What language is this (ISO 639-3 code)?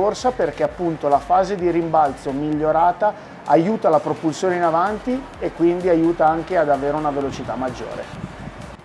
ita